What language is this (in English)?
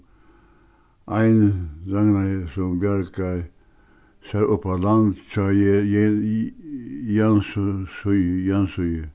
Faroese